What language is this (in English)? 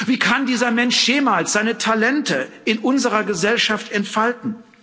German